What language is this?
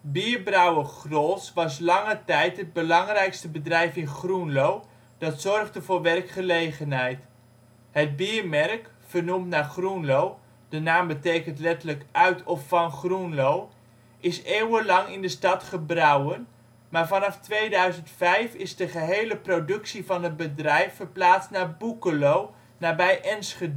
Dutch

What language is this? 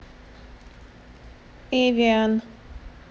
Russian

